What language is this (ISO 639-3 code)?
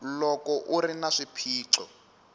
tso